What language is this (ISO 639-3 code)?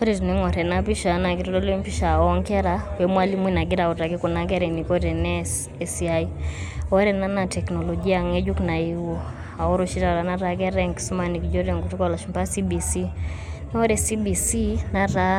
mas